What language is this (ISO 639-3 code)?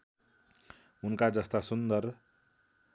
nep